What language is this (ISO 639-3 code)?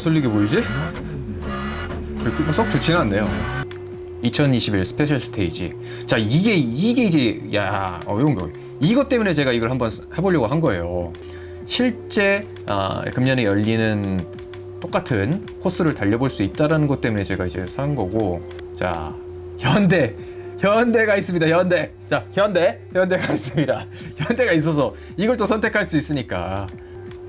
kor